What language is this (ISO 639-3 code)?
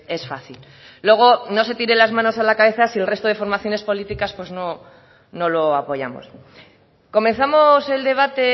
spa